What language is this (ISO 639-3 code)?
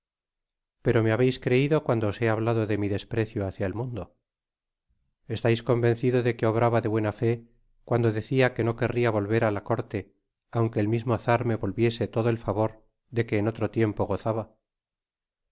spa